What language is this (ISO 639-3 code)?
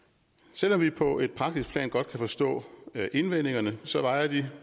dan